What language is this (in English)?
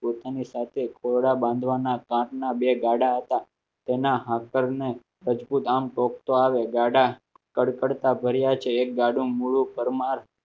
Gujarati